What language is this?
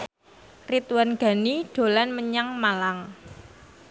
Javanese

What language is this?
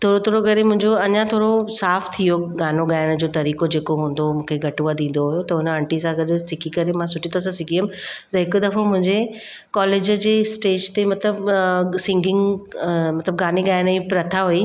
Sindhi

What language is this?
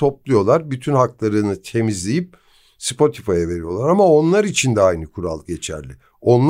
Turkish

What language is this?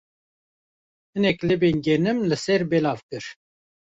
Kurdish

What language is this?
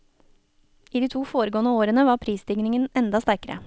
Norwegian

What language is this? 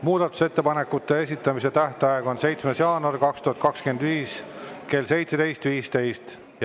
Estonian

